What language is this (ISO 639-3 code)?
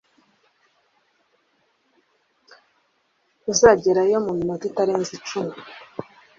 kin